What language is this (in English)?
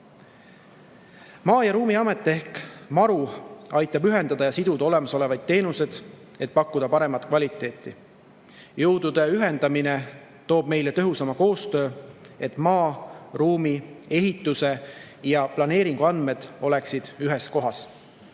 Estonian